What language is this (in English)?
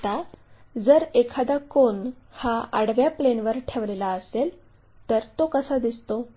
Marathi